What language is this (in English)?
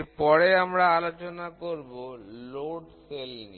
Bangla